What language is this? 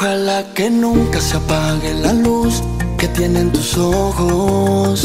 Arabic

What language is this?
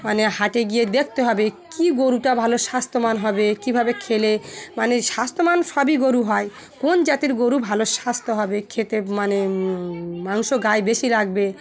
Bangla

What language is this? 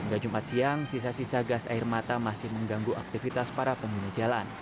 Indonesian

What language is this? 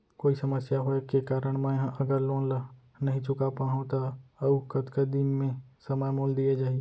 Chhattisgarhi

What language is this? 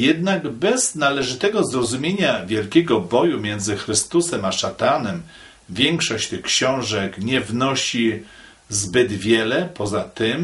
Polish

